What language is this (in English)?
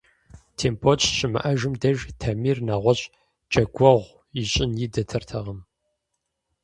Kabardian